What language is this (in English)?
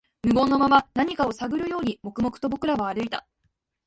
Japanese